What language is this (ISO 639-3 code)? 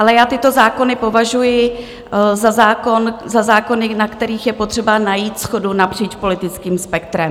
ces